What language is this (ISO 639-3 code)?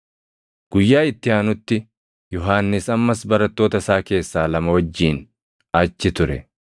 orm